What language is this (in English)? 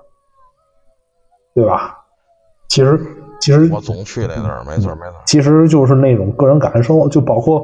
Chinese